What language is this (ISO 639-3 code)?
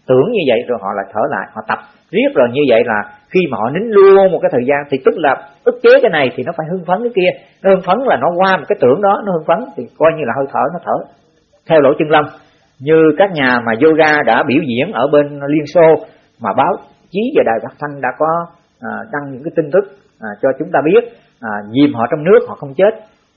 vie